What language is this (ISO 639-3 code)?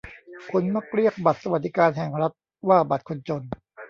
tha